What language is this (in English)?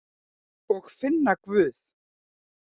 Icelandic